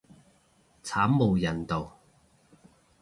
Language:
Cantonese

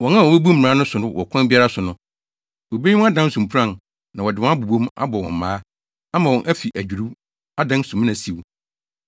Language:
Akan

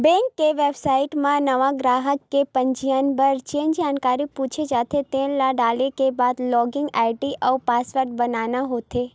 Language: Chhattisgarhi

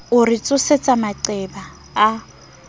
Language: Southern Sotho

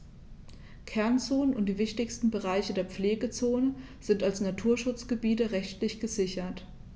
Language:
German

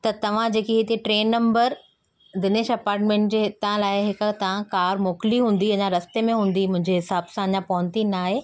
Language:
Sindhi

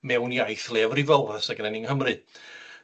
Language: Welsh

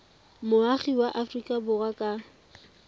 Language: Tswana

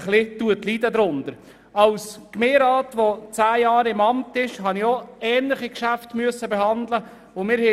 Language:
Swiss German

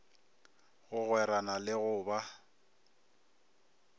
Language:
Northern Sotho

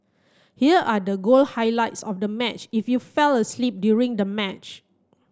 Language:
English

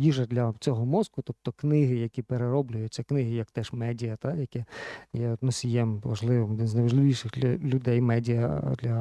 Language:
Ukrainian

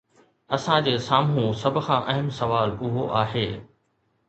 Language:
Sindhi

